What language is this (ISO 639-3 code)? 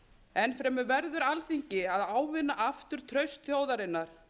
isl